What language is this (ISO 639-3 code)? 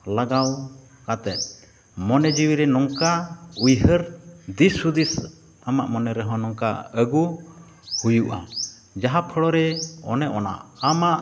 sat